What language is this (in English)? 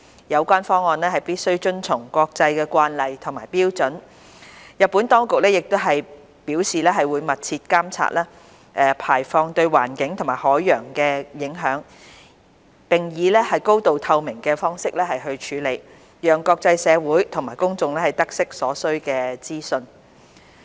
Cantonese